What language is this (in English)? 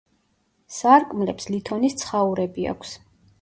Georgian